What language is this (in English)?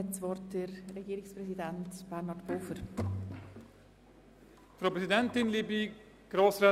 Swiss German